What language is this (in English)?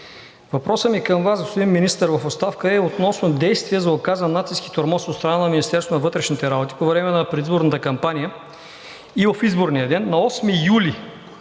Bulgarian